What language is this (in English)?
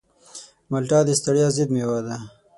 Pashto